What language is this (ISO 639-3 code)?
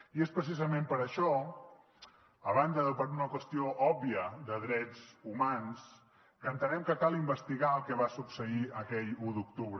cat